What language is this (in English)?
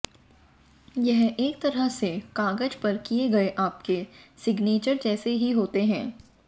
Hindi